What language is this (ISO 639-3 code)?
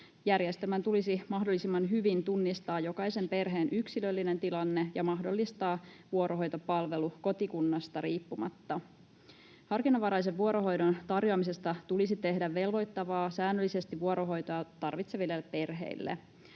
fin